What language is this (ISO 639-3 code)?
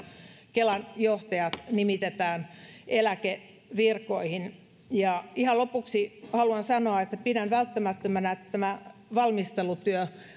fin